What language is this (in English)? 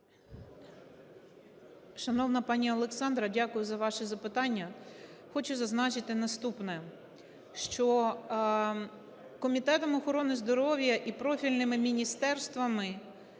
Ukrainian